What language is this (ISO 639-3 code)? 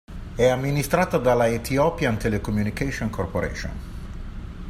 ita